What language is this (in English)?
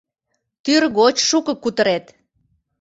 Mari